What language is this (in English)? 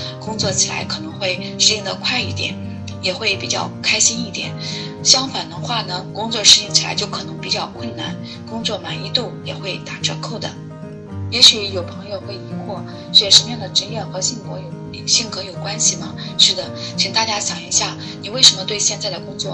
Chinese